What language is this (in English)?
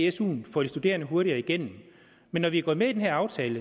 Danish